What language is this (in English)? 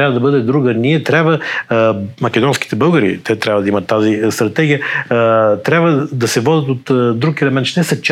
Bulgarian